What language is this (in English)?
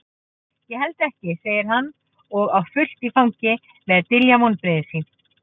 Icelandic